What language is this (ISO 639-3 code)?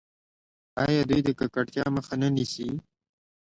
pus